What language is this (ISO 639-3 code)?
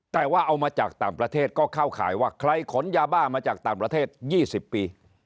tha